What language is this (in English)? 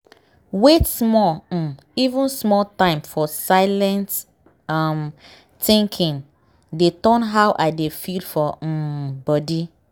Nigerian Pidgin